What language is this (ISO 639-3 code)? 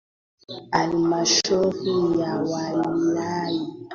swa